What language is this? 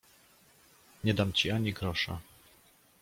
Polish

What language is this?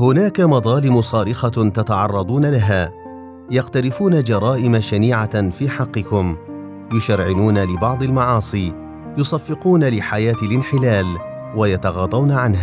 Arabic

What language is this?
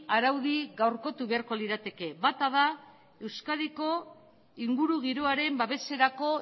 Basque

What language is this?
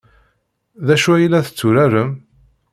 Kabyle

